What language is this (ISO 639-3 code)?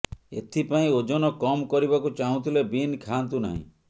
ori